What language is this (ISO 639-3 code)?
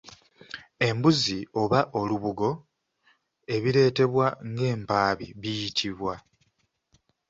lug